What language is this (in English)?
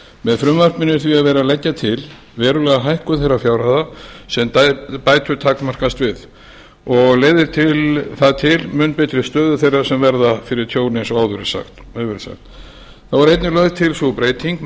Icelandic